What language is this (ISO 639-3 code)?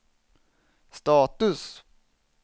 swe